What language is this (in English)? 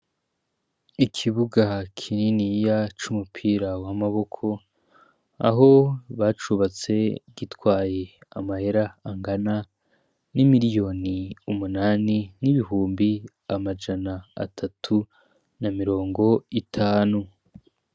Rundi